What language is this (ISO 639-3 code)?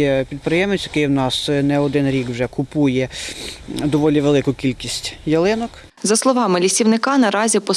ukr